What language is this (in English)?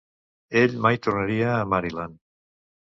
Catalan